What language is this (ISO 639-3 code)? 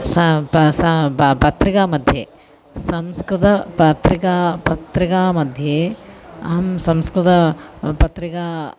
san